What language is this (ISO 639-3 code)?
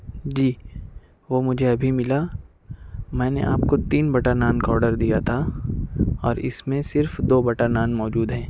urd